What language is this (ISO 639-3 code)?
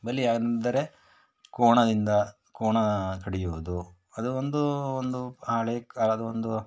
kan